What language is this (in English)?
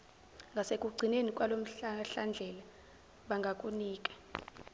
Zulu